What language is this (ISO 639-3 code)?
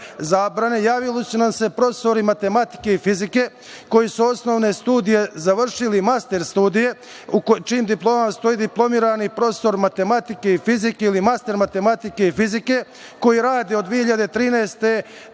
srp